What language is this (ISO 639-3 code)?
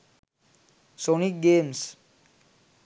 sin